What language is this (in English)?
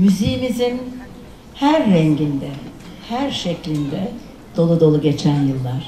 Turkish